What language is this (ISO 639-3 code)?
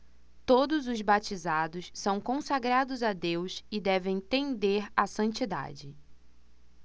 por